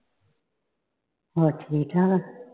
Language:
Punjabi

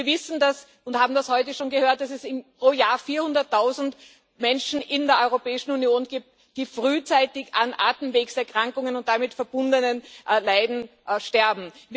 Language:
German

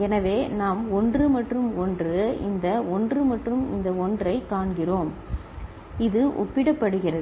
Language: Tamil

